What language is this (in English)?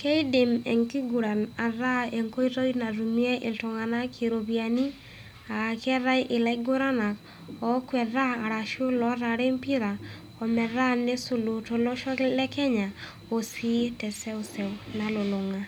Masai